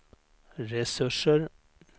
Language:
Swedish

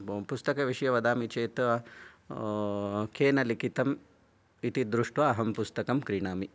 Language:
Sanskrit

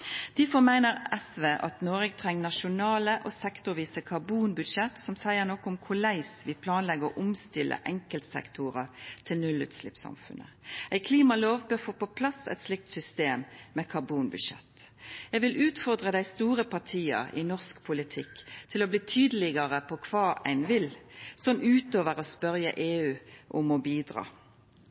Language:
Norwegian Nynorsk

